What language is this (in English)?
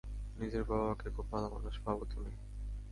Bangla